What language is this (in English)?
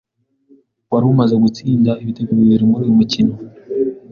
Kinyarwanda